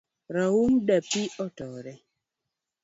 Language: Luo (Kenya and Tanzania)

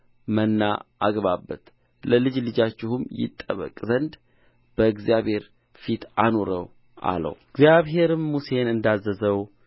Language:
Amharic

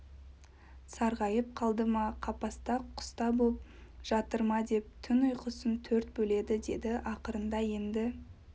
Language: Kazakh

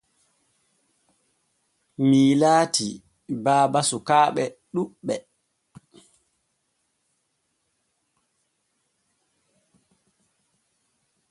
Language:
Borgu Fulfulde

